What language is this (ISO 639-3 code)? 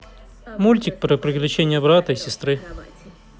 rus